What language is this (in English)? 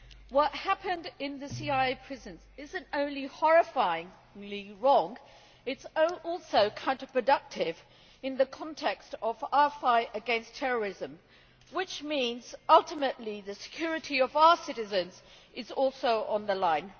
English